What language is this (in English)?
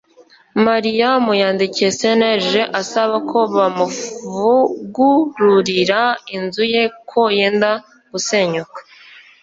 Kinyarwanda